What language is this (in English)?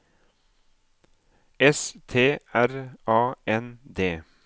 Norwegian